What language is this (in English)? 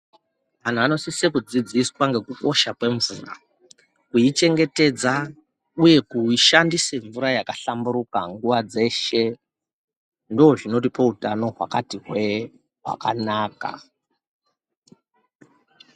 Ndau